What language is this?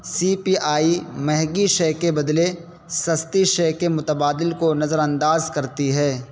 Urdu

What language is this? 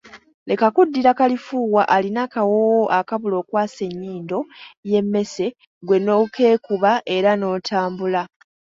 Ganda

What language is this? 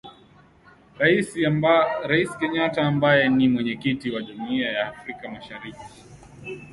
Swahili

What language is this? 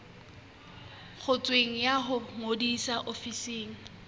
Southern Sotho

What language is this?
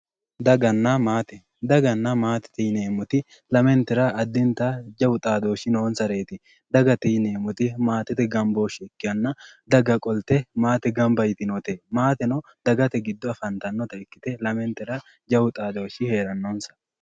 Sidamo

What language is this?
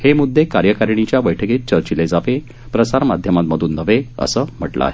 Marathi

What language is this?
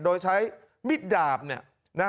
Thai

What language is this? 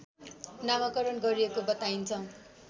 Nepali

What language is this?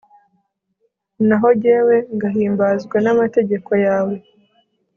Kinyarwanda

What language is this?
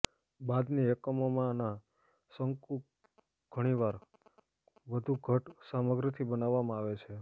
Gujarati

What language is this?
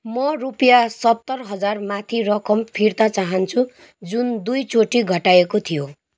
Nepali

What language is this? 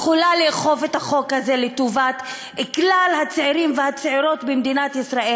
Hebrew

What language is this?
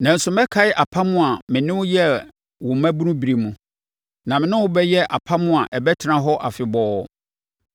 Akan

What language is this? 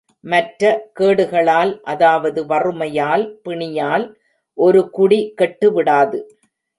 Tamil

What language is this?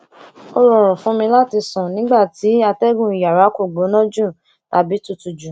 Yoruba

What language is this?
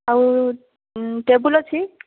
Odia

